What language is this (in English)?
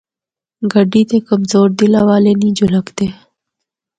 Northern Hindko